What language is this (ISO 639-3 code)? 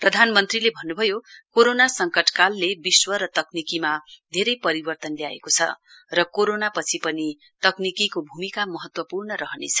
nep